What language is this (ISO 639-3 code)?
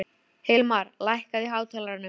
isl